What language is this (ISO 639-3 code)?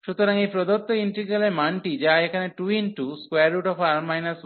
ben